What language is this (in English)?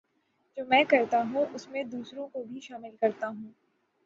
Urdu